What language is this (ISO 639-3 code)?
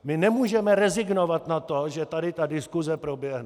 ces